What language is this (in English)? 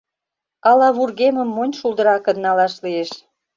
Mari